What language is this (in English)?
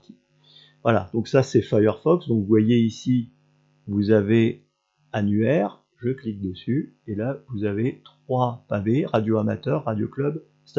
French